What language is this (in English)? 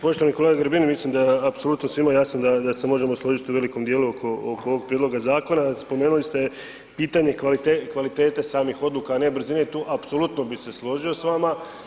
Croatian